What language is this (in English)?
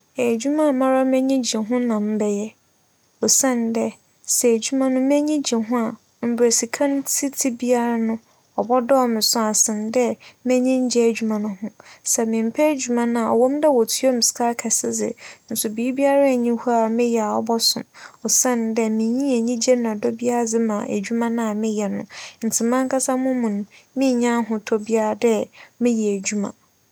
Akan